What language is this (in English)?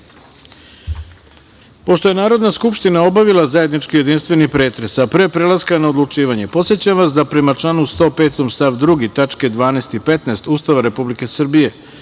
Serbian